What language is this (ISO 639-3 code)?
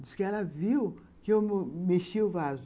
por